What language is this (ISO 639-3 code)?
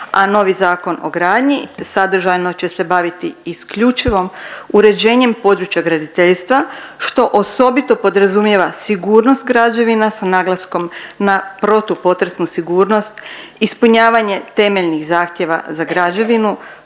hrv